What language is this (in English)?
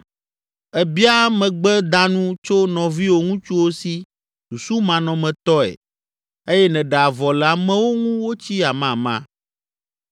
Ewe